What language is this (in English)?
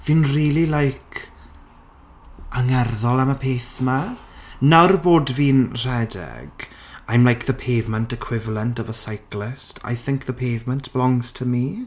Welsh